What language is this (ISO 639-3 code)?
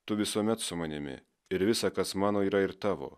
lit